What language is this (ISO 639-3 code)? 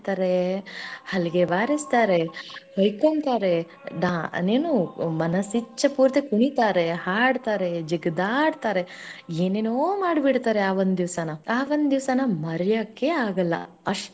kan